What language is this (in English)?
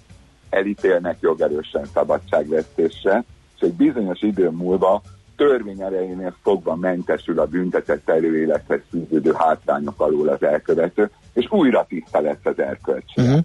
Hungarian